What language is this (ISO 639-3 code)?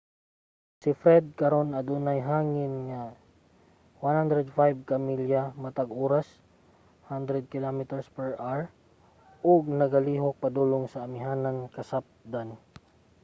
ceb